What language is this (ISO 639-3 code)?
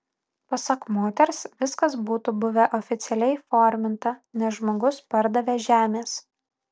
lit